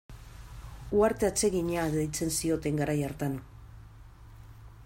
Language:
Basque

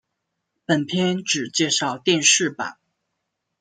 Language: Chinese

